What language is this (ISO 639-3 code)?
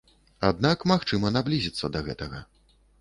bel